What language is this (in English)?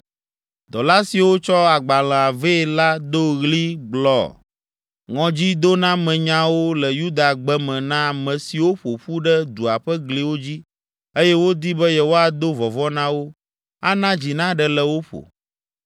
Ewe